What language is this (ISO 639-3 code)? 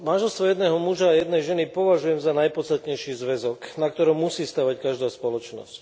slk